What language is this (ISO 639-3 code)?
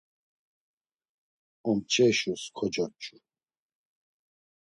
lzz